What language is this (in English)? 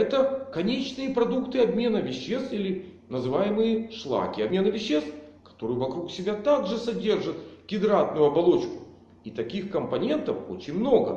Russian